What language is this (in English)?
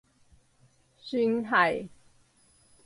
Cantonese